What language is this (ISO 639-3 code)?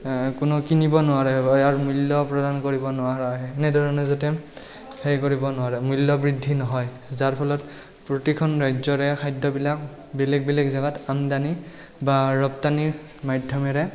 asm